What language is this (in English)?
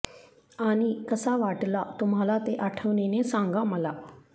Marathi